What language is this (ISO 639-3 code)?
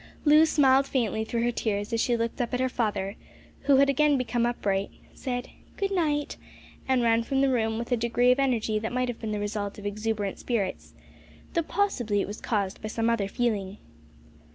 eng